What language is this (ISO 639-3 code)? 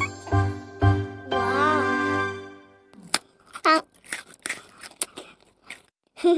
ind